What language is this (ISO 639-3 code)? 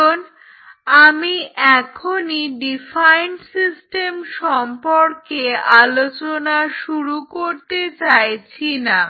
ben